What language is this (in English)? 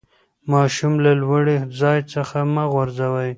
Pashto